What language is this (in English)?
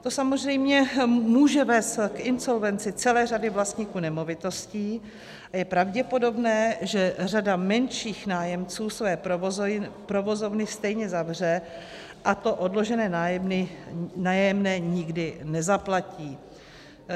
Czech